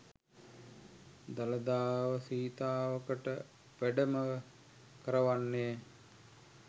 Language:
Sinhala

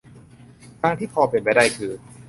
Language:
Thai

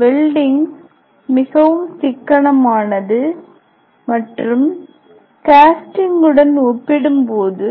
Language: Tamil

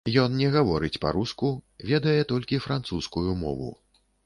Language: Belarusian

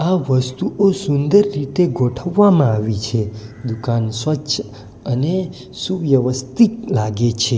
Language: Gujarati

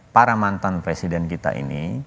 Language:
Indonesian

